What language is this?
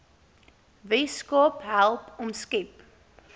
Afrikaans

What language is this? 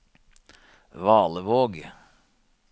Norwegian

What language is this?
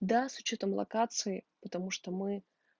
Russian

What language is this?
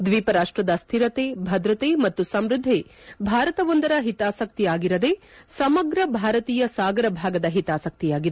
Kannada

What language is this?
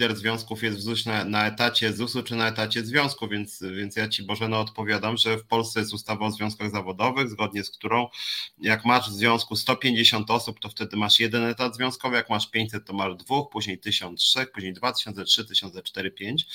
Polish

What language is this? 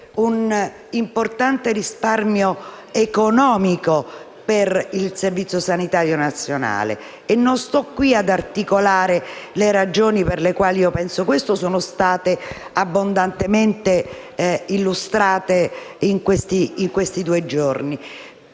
Italian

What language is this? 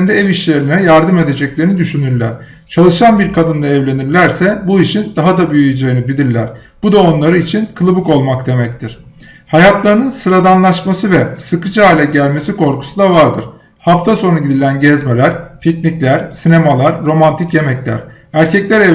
Turkish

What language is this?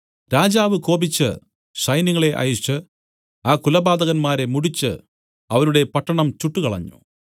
Malayalam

